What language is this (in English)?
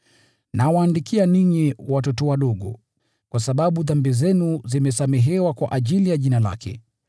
Swahili